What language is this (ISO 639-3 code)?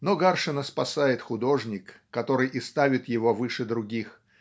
rus